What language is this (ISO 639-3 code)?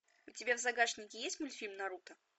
rus